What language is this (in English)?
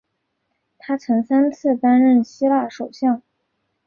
Chinese